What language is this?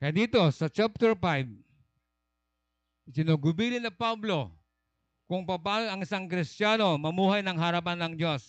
Filipino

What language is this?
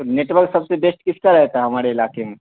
Urdu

